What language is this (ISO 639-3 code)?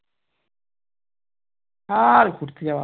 ben